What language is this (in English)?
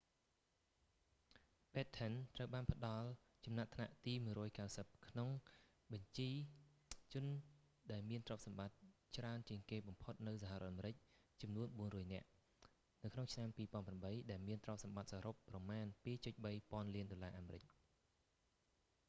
Khmer